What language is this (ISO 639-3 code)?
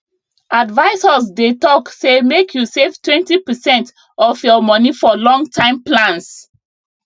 pcm